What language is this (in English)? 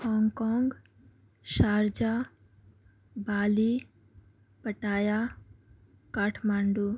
Urdu